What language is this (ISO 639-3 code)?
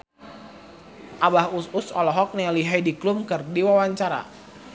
sun